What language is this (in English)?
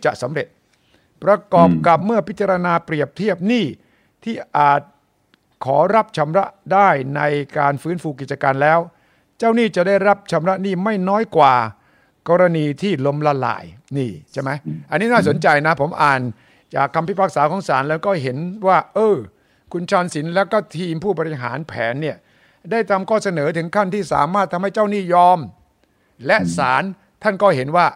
Thai